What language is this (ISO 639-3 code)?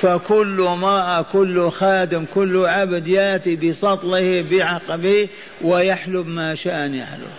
ara